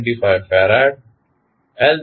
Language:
Gujarati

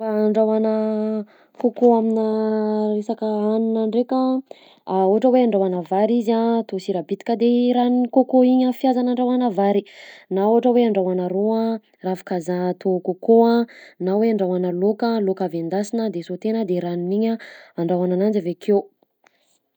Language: Southern Betsimisaraka Malagasy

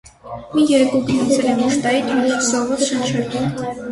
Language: Armenian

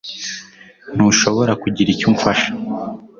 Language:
Kinyarwanda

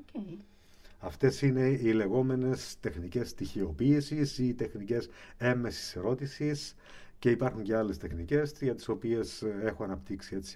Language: Greek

